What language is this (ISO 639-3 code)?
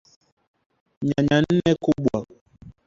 swa